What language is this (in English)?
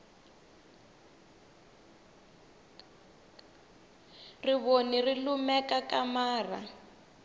Tsonga